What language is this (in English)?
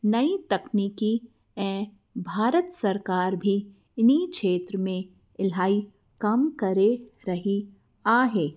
Sindhi